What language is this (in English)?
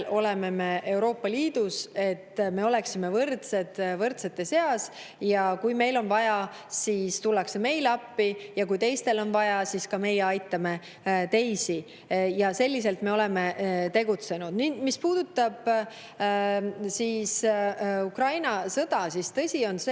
Estonian